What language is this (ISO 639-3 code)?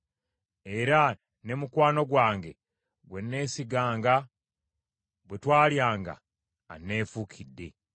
lug